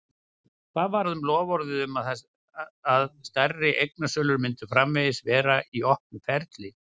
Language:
Icelandic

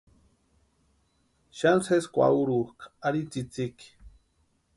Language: Western Highland Purepecha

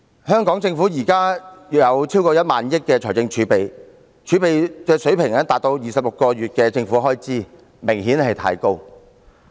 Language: Cantonese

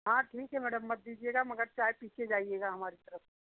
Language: Hindi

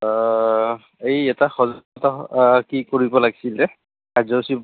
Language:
Assamese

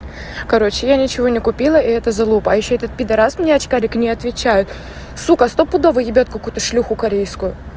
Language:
Russian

